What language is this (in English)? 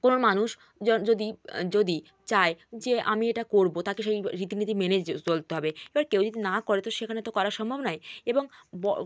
Bangla